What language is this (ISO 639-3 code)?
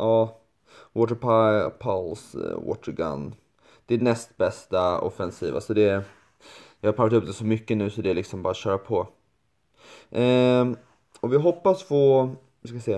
swe